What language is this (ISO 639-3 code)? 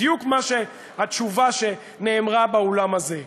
heb